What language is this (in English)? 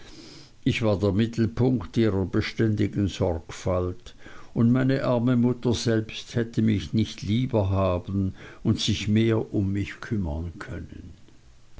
German